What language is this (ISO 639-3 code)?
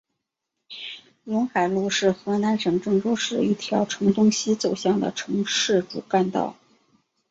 zho